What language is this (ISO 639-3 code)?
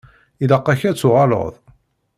kab